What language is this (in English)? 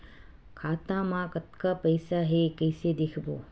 Chhattisgarhi